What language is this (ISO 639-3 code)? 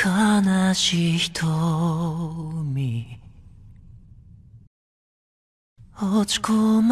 jpn